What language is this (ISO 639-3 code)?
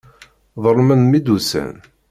kab